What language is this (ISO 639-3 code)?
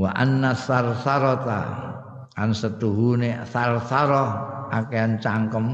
ind